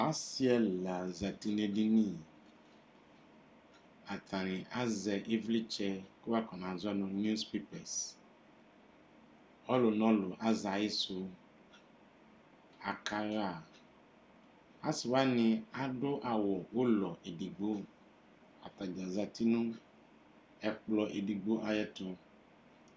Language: Ikposo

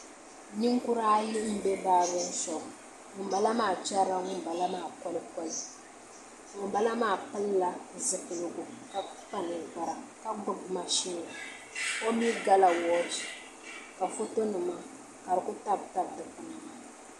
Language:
Dagbani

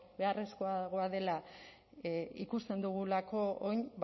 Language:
Basque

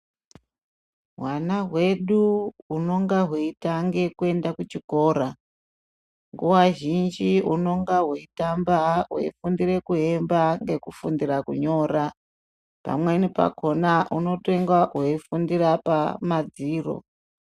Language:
Ndau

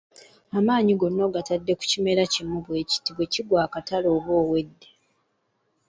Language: Ganda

